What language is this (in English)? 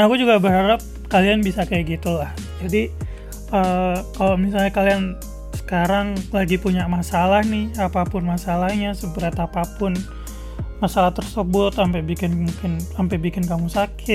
Indonesian